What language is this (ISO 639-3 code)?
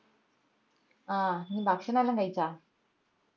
mal